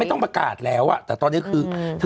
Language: Thai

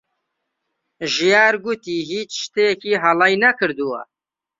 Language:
Central Kurdish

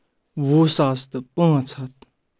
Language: Kashmiri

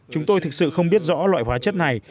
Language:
Vietnamese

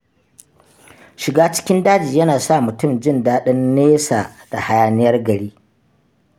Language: Hausa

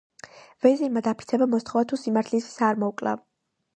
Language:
Georgian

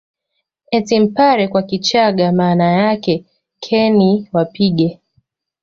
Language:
Swahili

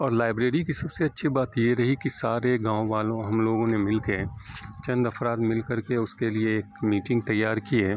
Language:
Urdu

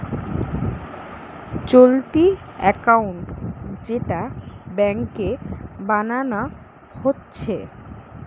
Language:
Bangla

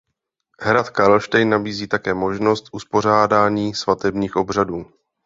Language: Czech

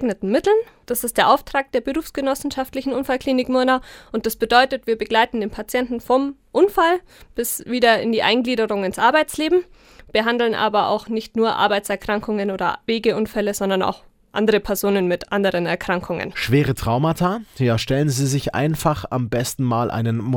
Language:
German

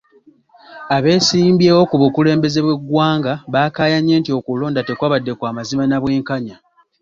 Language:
Ganda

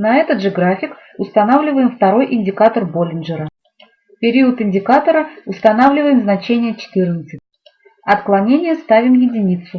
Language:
Russian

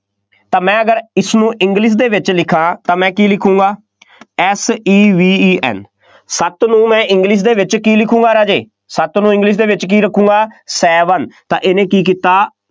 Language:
Punjabi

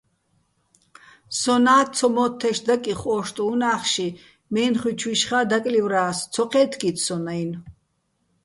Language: Bats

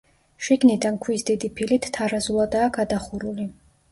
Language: Georgian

